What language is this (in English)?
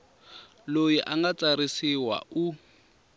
Tsonga